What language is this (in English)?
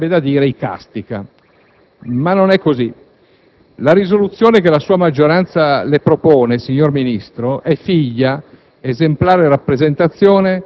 Italian